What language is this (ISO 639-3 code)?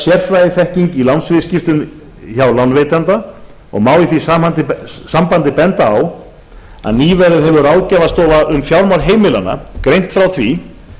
isl